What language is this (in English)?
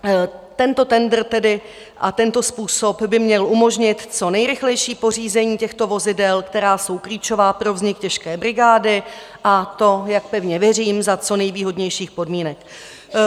Czech